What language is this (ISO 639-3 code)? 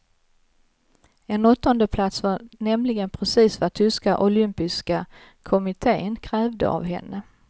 swe